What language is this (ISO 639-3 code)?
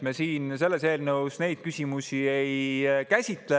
est